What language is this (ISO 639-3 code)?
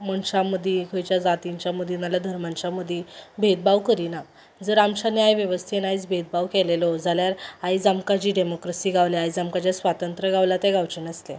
kok